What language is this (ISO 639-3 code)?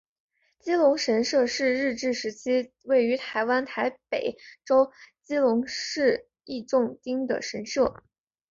zho